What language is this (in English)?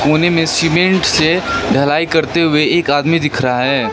Hindi